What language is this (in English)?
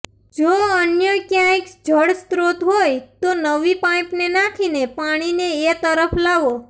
Gujarati